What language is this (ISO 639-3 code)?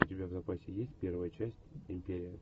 rus